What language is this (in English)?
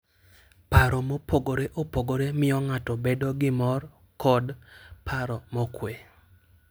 Luo (Kenya and Tanzania)